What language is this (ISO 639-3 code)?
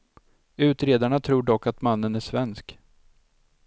swe